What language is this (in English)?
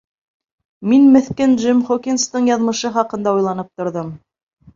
Bashkir